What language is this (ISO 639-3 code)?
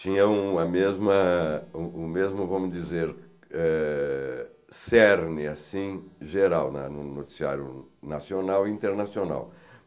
por